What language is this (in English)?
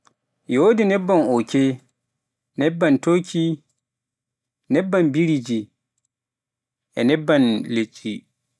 Pular